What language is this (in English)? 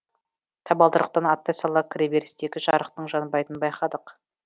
Kazakh